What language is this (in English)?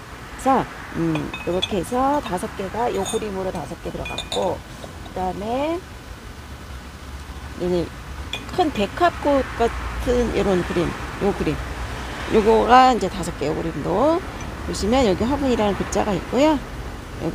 Korean